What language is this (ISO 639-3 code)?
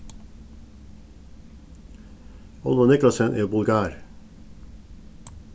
fao